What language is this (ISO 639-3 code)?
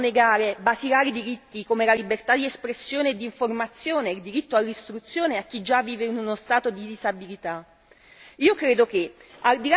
ita